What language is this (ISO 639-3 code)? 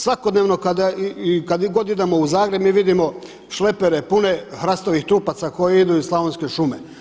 hrv